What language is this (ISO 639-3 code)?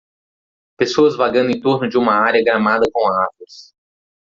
por